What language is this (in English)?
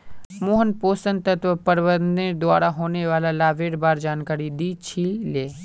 Magahi